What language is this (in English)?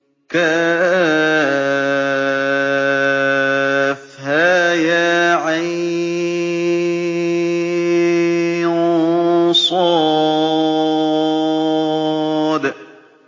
Arabic